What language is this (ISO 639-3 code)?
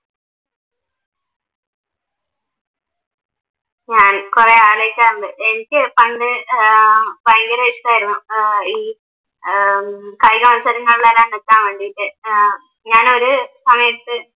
mal